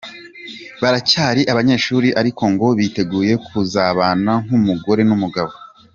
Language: Kinyarwanda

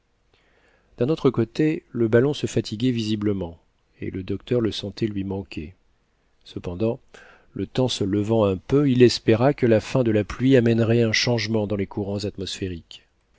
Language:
French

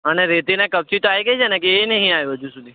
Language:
Gujarati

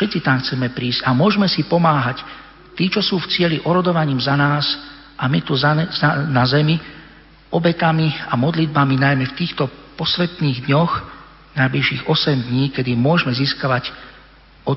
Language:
Slovak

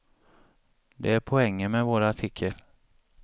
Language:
Swedish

